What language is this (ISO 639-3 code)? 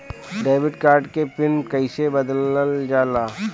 bho